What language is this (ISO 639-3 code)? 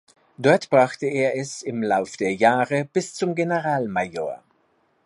deu